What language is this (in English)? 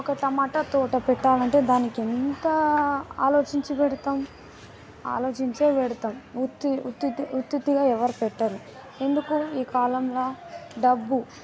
Telugu